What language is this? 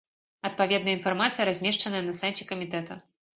Belarusian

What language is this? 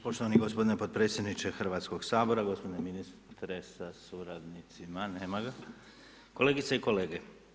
Croatian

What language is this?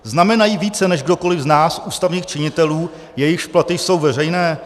Czech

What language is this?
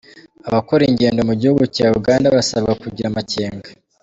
Kinyarwanda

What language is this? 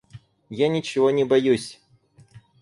Russian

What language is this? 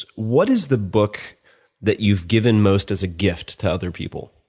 English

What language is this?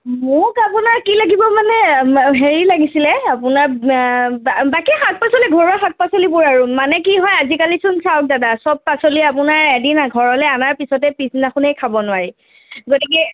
Assamese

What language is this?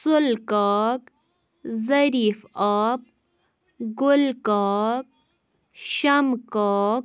Kashmiri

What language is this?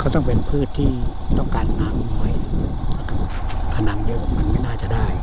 Thai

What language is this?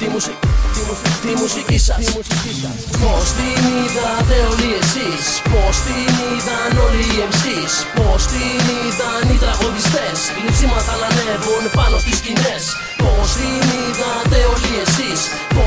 Greek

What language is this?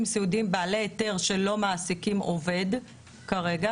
Hebrew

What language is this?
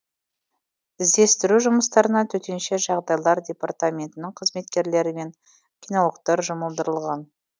Kazakh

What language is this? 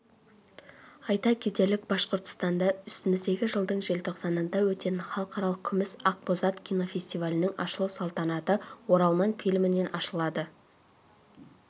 Kazakh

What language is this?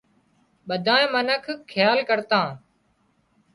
Wadiyara Koli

